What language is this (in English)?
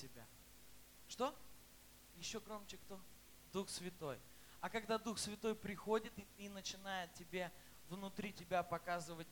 Russian